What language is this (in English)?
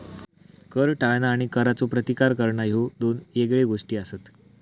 Marathi